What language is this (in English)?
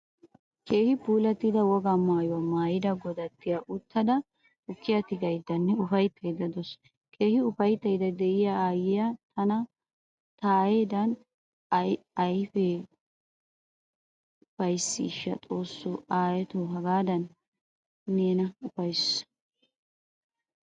Wolaytta